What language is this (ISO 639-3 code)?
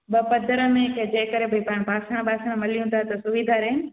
snd